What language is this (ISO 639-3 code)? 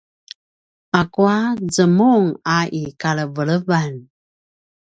pwn